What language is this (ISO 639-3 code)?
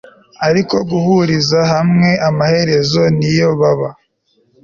kin